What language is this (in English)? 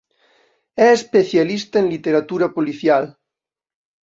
Galician